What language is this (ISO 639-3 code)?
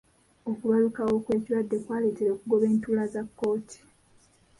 lug